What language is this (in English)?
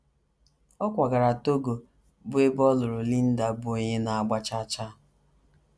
Igbo